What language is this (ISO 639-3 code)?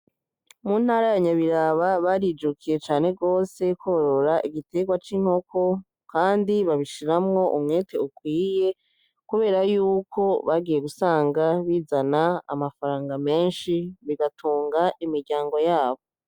run